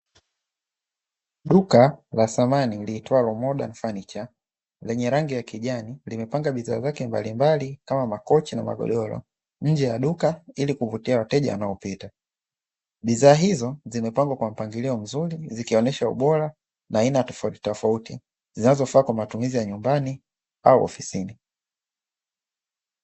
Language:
Swahili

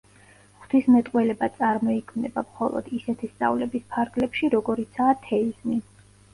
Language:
Georgian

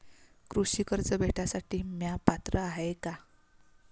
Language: Marathi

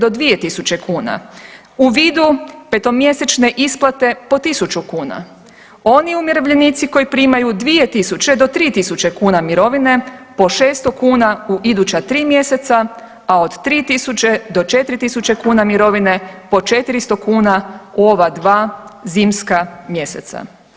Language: Croatian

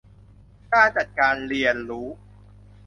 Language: Thai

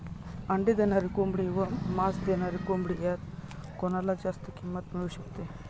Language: Marathi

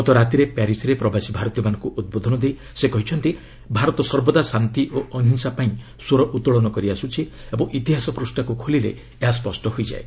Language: Odia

